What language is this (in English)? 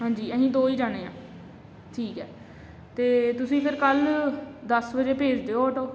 Punjabi